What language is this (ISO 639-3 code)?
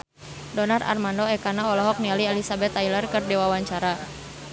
sun